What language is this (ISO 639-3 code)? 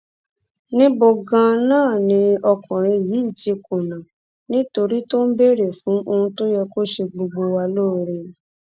yor